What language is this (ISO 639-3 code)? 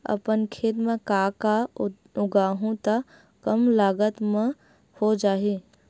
hne